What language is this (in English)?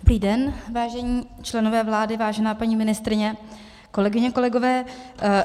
Czech